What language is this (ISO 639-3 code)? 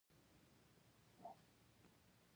pus